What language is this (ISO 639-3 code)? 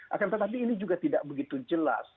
ind